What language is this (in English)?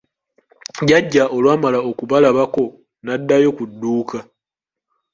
Ganda